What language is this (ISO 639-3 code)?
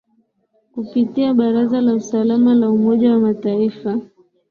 swa